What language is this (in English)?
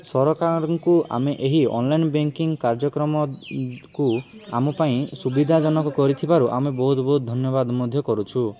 Odia